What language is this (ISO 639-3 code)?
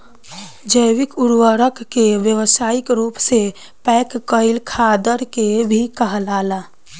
bho